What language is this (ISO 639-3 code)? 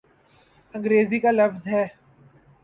urd